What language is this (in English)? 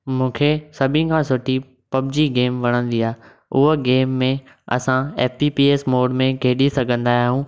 Sindhi